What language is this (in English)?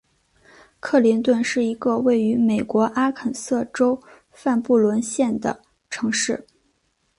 Chinese